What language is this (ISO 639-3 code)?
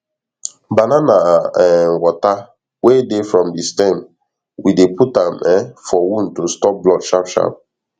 pcm